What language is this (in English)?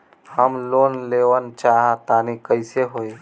Bhojpuri